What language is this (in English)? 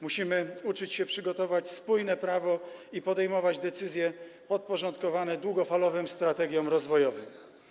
Polish